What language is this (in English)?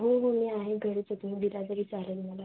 Marathi